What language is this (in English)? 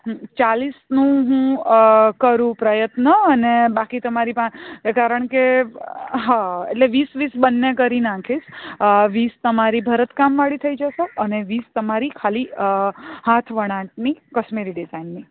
Gujarati